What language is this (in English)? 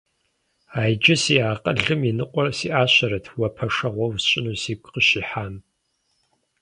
Kabardian